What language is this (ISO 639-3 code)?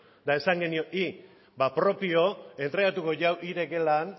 eus